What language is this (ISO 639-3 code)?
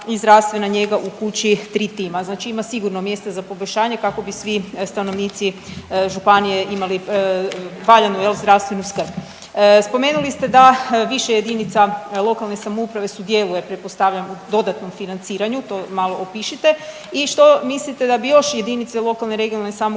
hrv